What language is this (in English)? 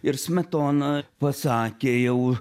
Lithuanian